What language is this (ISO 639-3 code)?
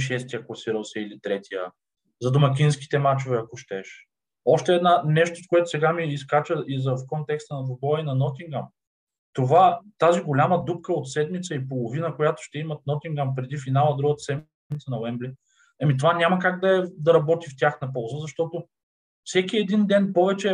bul